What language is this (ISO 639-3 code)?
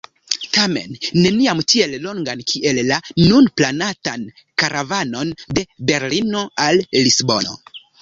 epo